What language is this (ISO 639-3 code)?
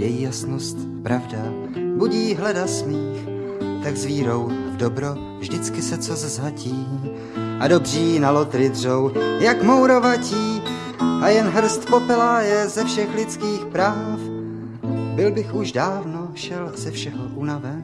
ces